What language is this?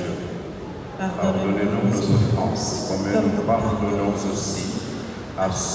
French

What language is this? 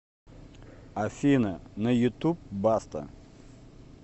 Russian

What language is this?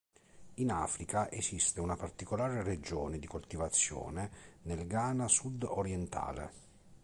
Italian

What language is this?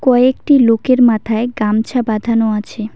Bangla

